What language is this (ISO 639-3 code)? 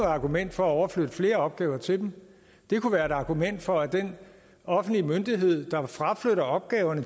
dan